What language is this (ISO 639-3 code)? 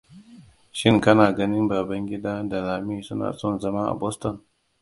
hau